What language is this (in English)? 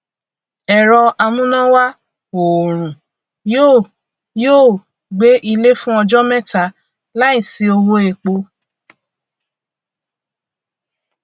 Yoruba